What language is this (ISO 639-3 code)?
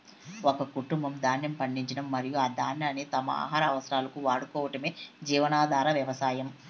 tel